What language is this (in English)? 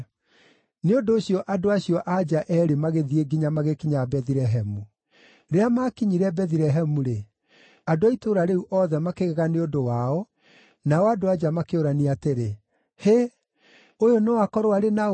Kikuyu